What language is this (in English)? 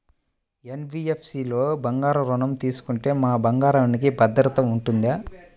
Telugu